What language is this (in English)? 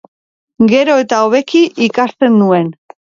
Basque